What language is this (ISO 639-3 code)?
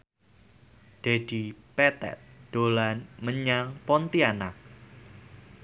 jav